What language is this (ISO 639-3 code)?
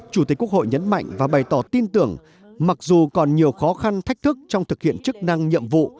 vie